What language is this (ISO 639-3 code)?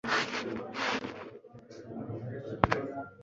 kin